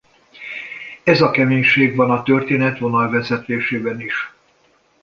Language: Hungarian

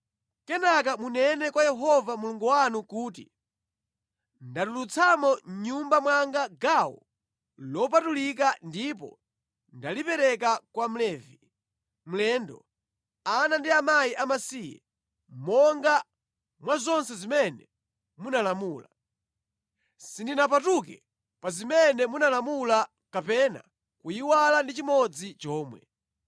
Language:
Nyanja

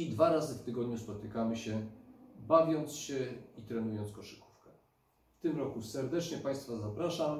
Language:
Polish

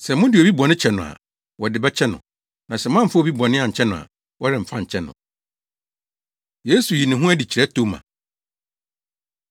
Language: Akan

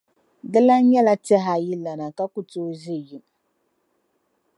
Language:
Dagbani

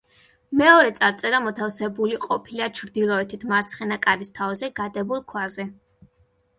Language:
Georgian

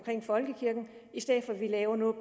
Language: Danish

